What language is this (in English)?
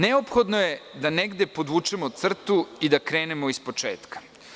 Serbian